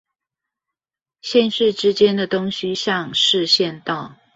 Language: Chinese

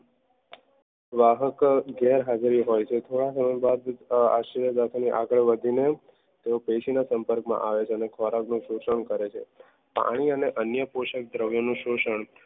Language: Gujarati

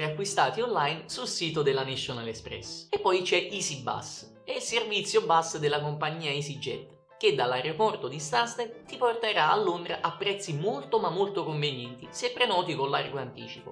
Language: Italian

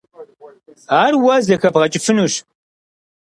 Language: Kabardian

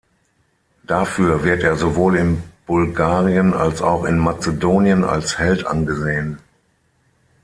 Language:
German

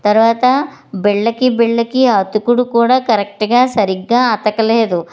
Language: Telugu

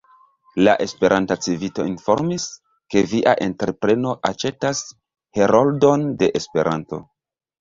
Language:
Esperanto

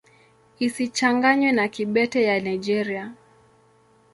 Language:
Swahili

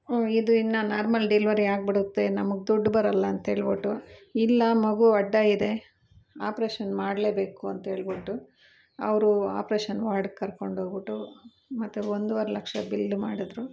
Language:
Kannada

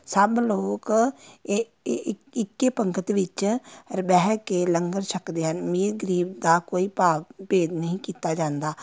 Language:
Punjabi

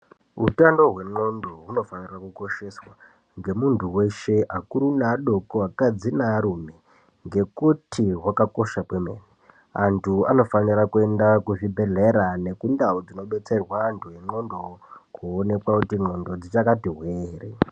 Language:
Ndau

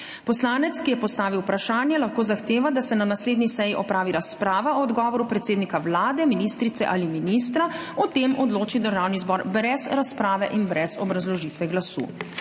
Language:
Slovenian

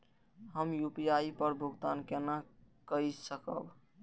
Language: Maithili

